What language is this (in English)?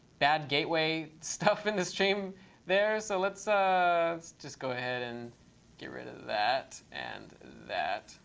English